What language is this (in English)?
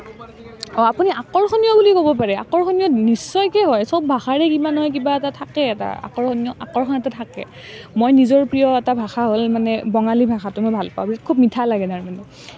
Assamese